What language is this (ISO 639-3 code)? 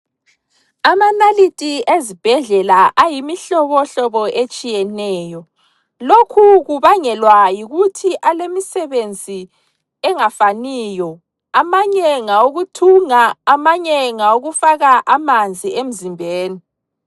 nde